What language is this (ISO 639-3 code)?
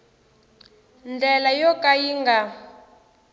tso